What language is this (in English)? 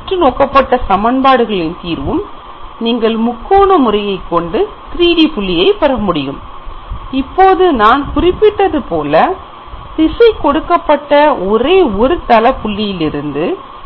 Tamil